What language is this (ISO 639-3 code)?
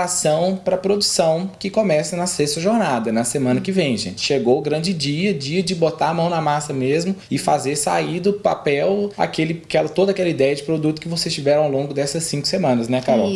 por